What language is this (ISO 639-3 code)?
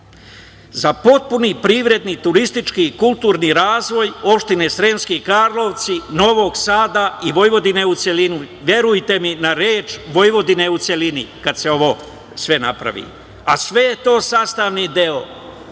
srp